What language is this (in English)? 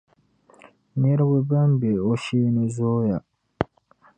Dagbani